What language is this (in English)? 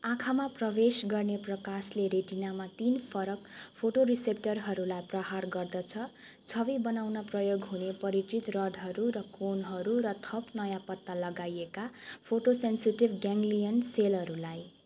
Nepali